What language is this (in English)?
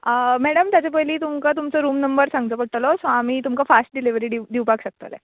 Konkani